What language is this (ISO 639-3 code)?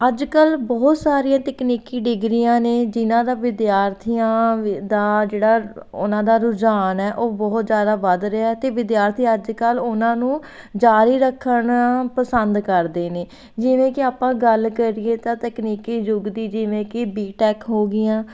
pan